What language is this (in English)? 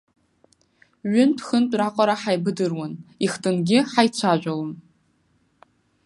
Abkhazian